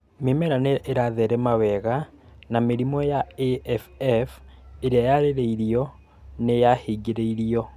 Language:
Kikuyu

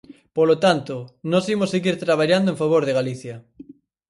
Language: Galician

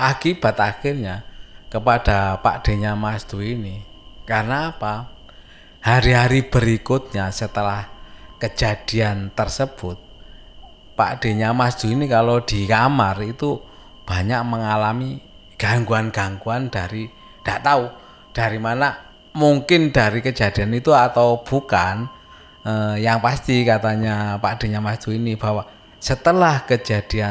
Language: Indonesian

